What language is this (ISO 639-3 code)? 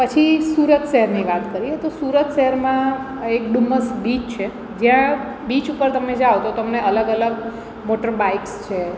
guj